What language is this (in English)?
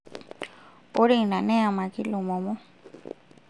Masai